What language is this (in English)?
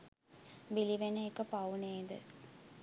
Sinhala